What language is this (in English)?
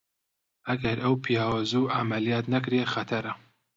Central Kurdish